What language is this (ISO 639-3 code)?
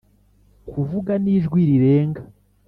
kin